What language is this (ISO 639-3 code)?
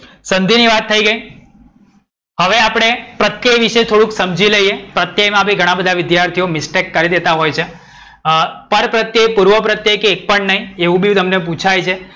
guj